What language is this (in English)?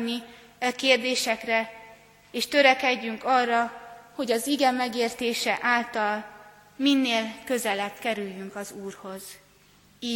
Hungarian